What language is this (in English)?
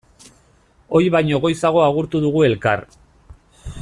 Basque